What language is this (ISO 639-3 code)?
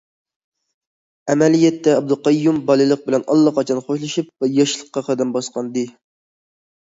uig